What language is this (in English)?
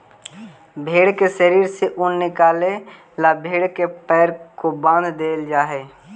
Magahi